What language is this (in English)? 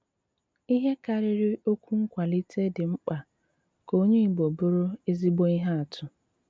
Igbo